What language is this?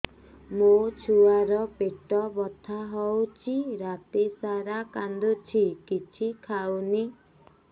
Odia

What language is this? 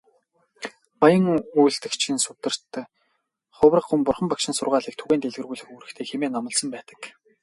Mongolian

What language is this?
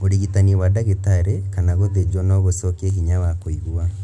Kikuyu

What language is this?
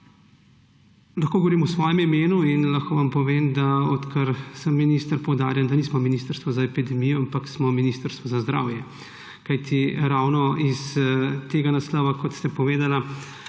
Slovenian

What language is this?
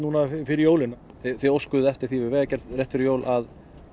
Icelandic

